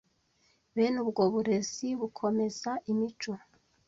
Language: Kinyarwanda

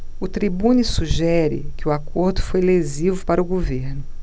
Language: Portuguese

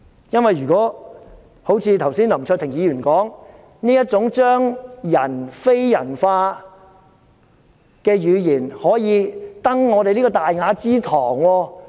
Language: Cantonese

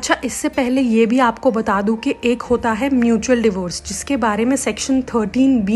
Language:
Hindi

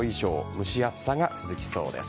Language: Japanese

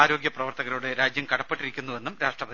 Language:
Malayalam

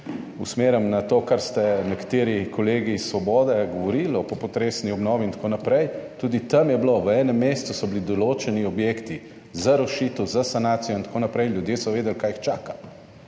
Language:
Slovenian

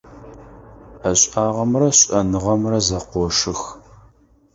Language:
Adyghe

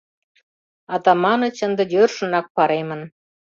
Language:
Mari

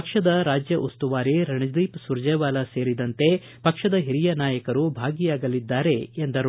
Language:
Kannada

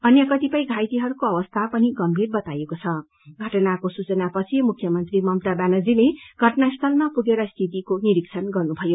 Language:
Nepali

